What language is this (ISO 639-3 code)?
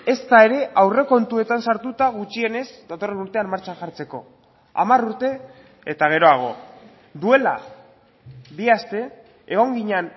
eus